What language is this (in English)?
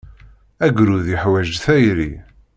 Kabyle